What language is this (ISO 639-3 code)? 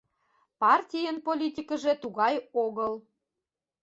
chm